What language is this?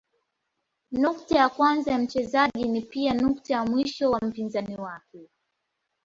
Swahili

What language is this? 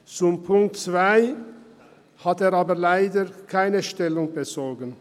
Swiss German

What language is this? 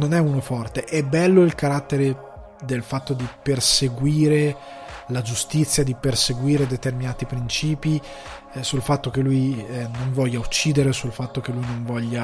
Italian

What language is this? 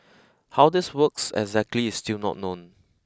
English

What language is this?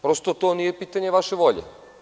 Serbian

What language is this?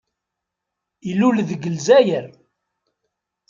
Kabyle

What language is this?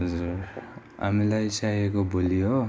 Nepali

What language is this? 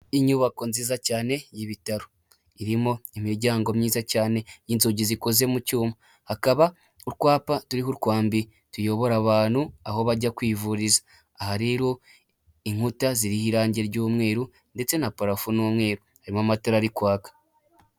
Kinyarwanda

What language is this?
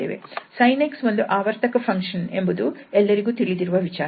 Kannada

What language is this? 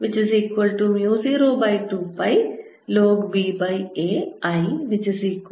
Malayalam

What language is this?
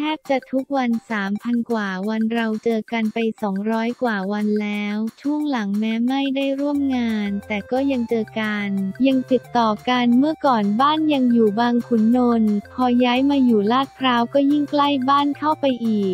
Thai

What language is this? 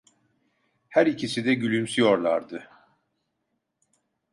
Turkish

